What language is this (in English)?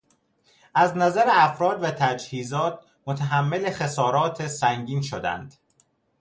Persian